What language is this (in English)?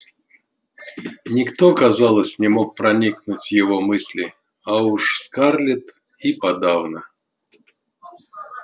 Russian